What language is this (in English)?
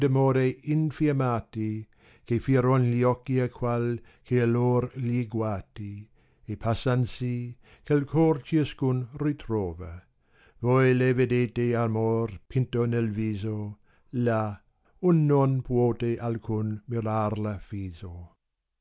Italian